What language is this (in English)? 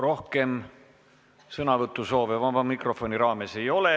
Estonian